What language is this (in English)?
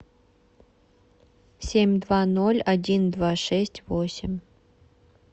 Russian